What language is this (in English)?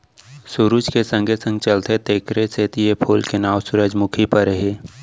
Chhattisgarhi